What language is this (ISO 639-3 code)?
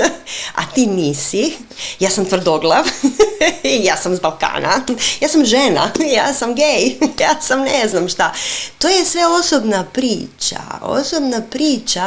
hrv